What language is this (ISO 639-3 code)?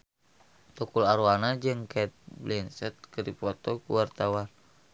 sun